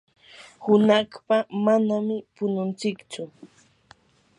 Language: Yanahuanca Pasco Quechua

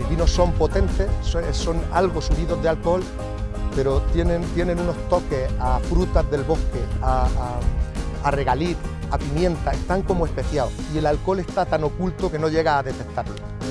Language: Spanish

